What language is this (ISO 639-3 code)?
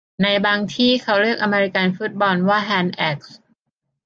tha